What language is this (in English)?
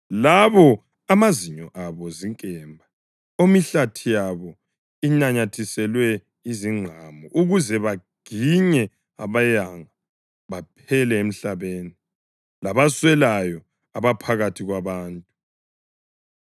North Ndebele